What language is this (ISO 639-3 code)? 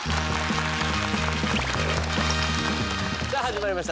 jpn